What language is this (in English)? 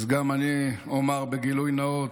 Hebrew